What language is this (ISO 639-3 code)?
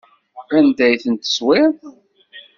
kab